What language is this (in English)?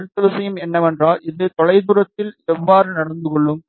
Tamil